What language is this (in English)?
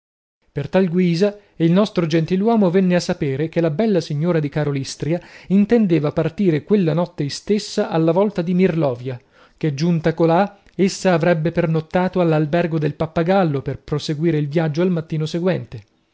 Italian